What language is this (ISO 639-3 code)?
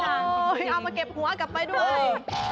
tha